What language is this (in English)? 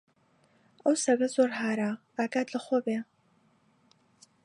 Central Kurdish